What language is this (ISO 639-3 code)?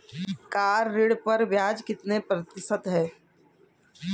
hin